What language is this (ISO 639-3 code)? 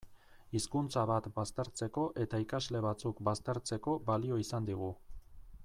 eus